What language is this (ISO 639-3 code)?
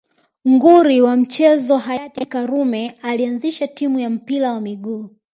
swa